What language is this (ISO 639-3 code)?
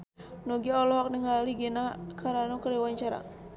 sun